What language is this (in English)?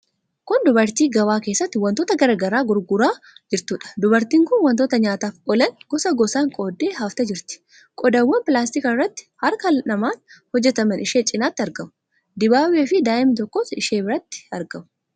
Oromo